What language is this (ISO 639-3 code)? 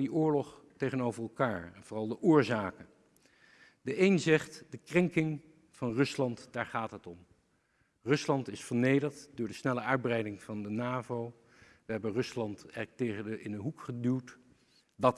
nld